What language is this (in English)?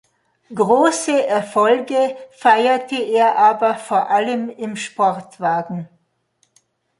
German